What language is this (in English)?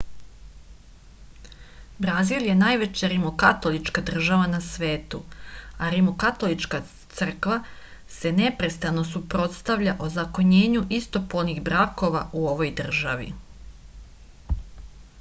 Serbian